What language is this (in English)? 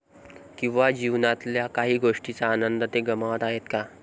Marathi